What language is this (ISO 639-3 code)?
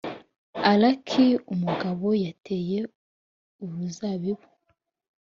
kin